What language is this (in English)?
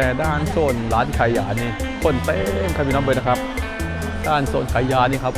Thai